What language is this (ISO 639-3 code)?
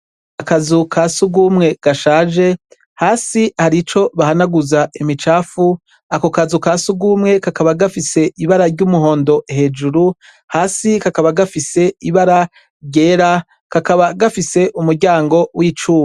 run